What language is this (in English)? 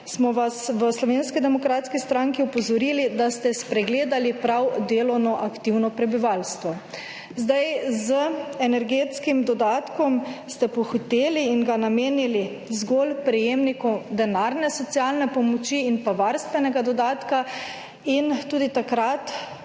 Slovenian